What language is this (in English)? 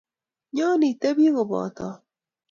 Kalenjin